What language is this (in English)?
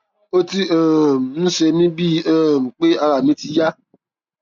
Yoruba